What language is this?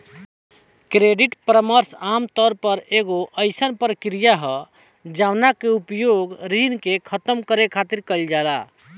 Bhojpuri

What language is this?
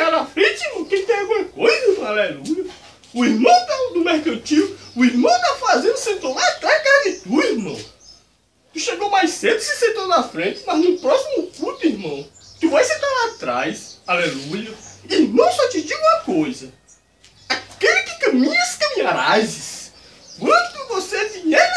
Portuguese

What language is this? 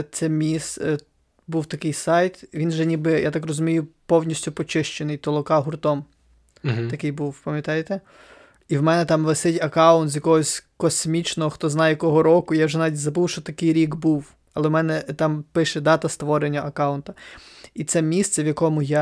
Ukrainian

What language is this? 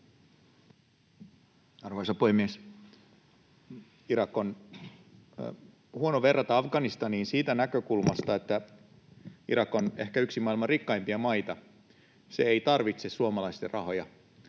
Finnish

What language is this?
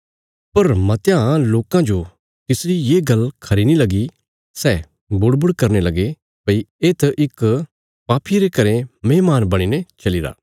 Bilaspuri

